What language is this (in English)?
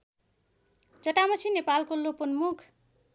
Nepali